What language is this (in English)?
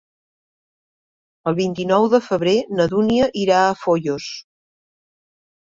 Catalan